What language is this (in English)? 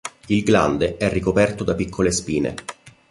Italian